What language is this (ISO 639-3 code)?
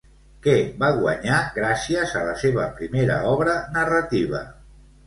cat